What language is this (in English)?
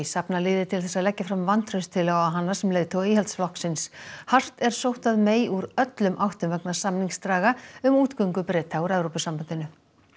Icelandic